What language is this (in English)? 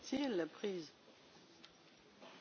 Hungarian